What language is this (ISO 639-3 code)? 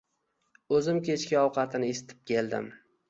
uzb